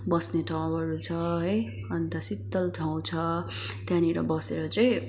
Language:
Nepali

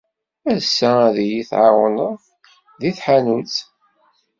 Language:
Kabyle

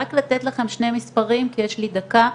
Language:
Hebrew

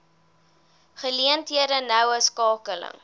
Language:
Afrikaans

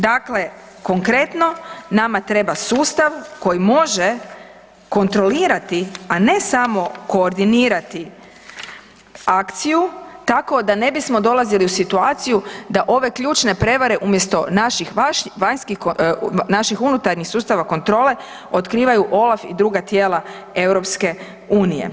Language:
Croatian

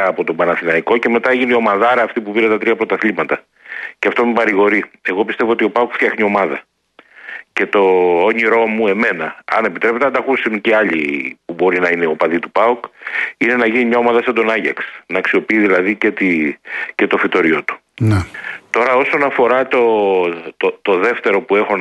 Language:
Greek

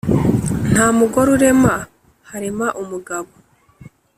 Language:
Kinyarwanda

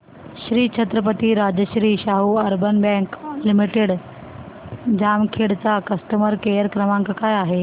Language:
Marathi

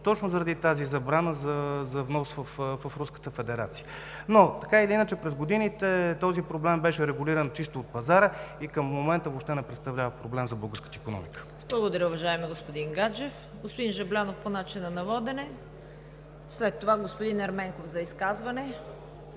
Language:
Bulgarian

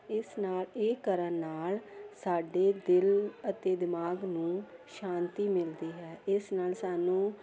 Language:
Punjabi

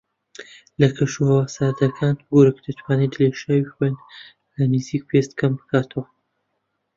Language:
Central Kurdish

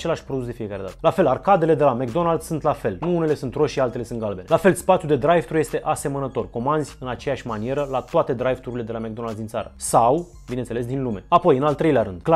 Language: Romanian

